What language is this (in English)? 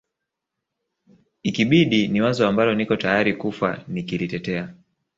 Swahili